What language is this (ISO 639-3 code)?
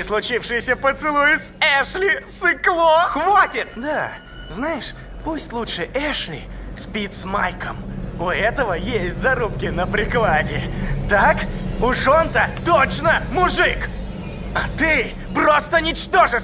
rus